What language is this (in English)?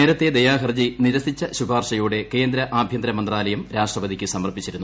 Malayalam